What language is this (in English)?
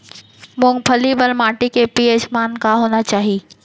Chhattisgarhi